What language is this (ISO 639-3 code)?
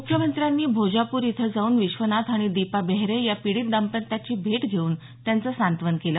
mar